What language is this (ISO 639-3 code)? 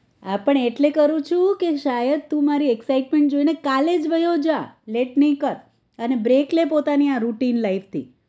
guj